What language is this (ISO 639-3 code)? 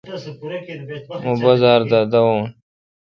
xka